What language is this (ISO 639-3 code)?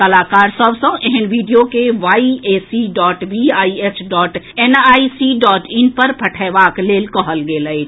mai